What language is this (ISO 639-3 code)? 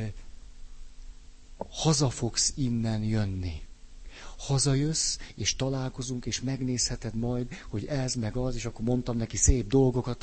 hun